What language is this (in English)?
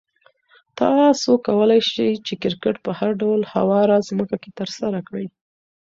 Pashto